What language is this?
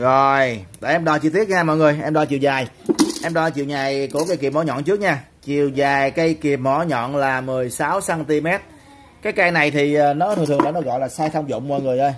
Vietnamese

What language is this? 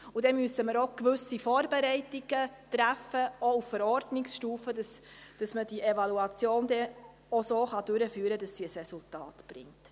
Swiss German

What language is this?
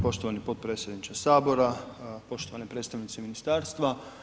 Croatian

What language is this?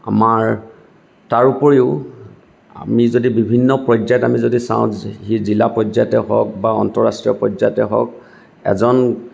Assamese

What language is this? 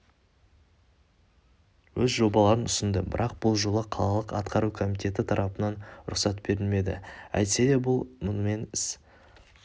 Kazakh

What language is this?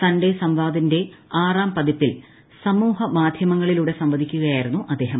Malayalam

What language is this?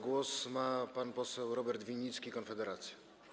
Polish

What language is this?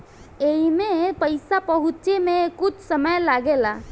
Bhojpuri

